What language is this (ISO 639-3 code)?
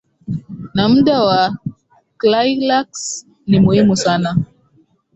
swa